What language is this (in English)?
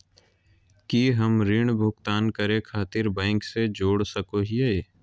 Magahi